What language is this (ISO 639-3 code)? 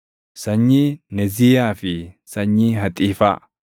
orm